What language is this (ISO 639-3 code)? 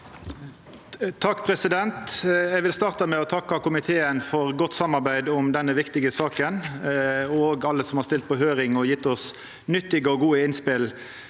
nor